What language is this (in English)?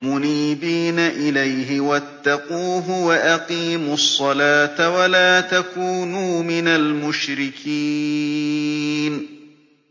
Arabic